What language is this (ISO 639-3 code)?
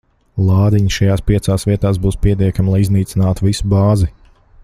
lav